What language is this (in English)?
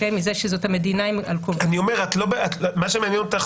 Hebrew